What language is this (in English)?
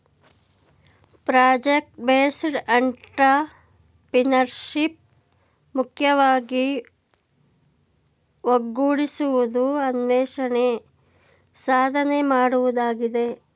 Kannada